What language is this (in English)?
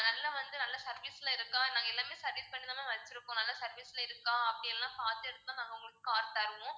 Tamil